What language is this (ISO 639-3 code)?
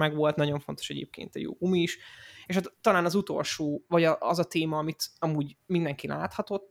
hun